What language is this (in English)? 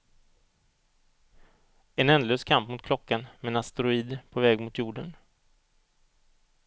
Swedish